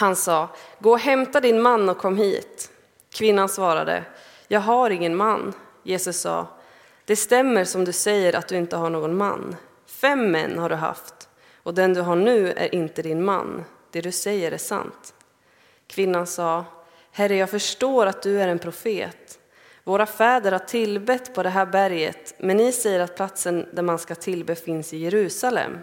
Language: Swedish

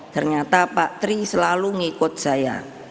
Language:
Indonesian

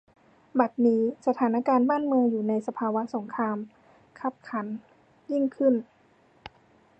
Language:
Thai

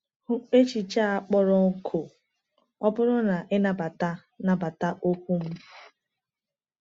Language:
Igbo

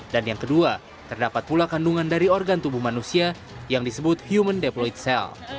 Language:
Indonesian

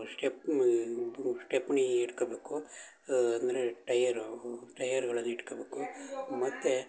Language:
Kannada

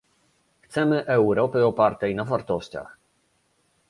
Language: Polish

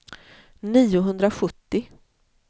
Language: Swedish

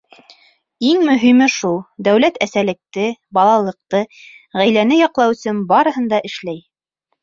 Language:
Bashkir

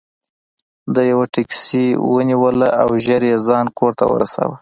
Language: Pashto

